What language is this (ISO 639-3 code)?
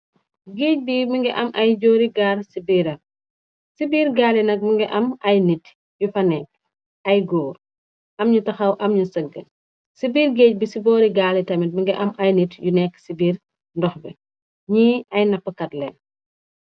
wol